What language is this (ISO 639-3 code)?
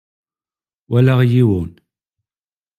kab